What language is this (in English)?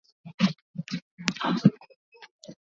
Swahili